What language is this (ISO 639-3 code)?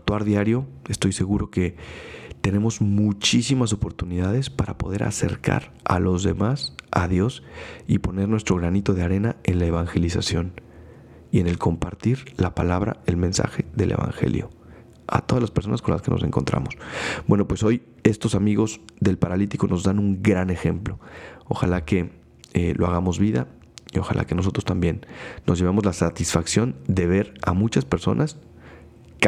spa